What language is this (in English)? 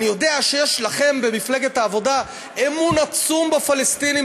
Hebrew